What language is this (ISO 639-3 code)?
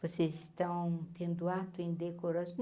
por